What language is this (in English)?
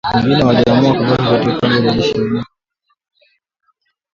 Swahili